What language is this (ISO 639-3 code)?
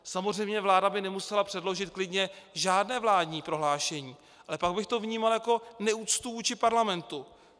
ces